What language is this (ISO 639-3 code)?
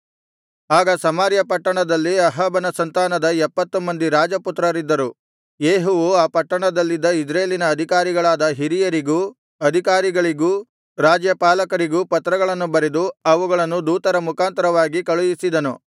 kan